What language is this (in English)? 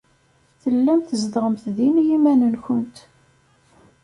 Kabyle